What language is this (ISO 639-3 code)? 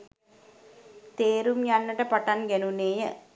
sin